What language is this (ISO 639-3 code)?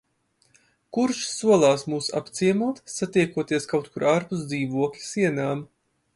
lav